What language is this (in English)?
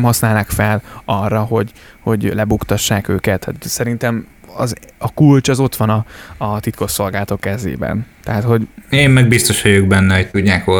Hungarian